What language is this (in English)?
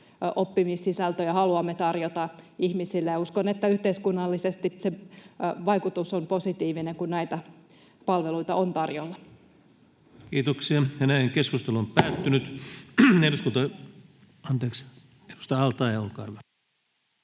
Finnish